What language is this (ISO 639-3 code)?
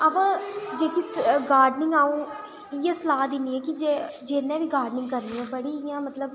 doi